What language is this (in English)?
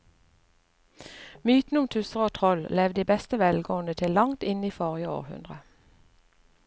Norwegian